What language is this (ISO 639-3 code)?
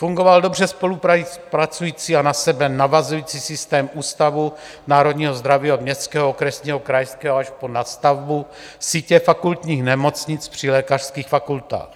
ces